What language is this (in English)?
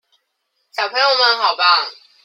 Chinese